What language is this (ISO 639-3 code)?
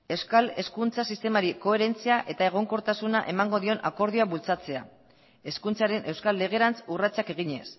eus